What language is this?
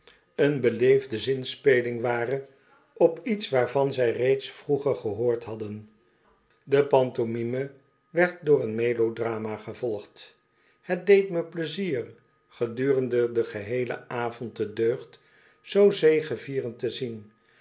Dutch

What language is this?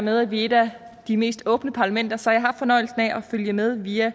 Danish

